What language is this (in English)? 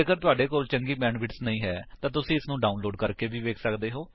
Punjabi